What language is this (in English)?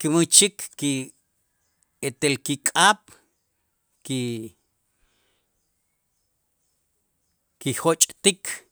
Itzá